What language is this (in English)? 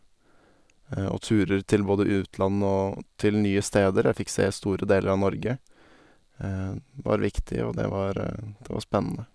Norwegian